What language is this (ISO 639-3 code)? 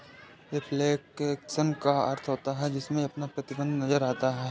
hin